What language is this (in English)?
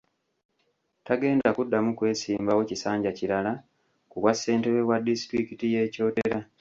Ganda